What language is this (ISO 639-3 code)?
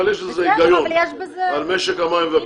heb